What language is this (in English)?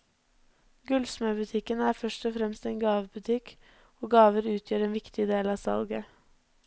Norwegian